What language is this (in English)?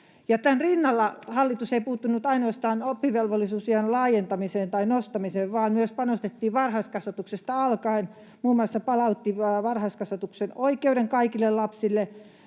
Finnish